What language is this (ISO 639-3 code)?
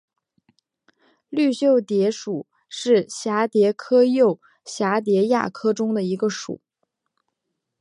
zho